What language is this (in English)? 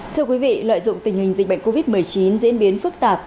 Vietnamese